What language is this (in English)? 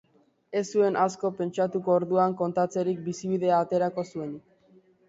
Basque